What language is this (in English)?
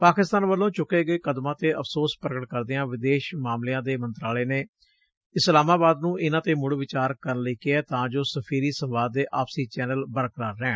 Punjabi